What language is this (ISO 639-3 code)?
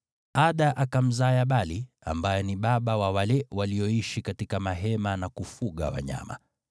swa